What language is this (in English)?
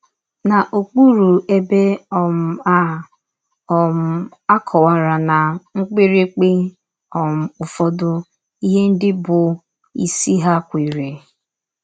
Igbo